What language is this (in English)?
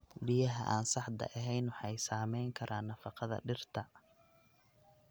Somali